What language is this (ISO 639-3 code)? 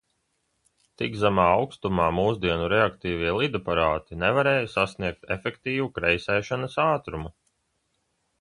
lav